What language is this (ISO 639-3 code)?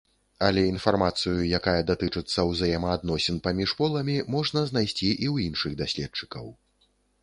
bel